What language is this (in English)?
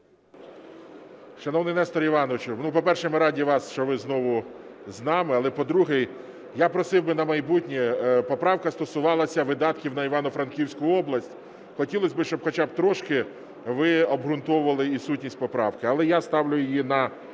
Ukrainian